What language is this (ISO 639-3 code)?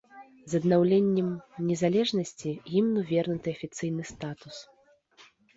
bel